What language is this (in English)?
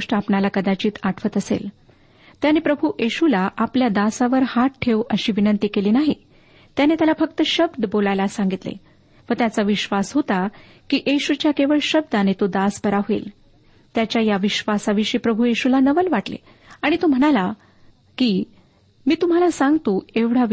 Marathi